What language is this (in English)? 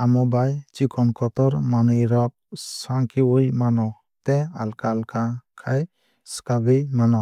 Kok Borok